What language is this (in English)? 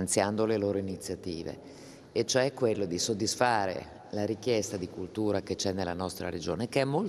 Italian